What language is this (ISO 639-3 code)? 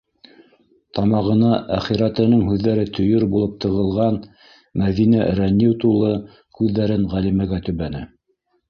bak